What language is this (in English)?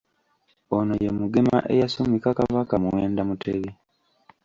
Ganda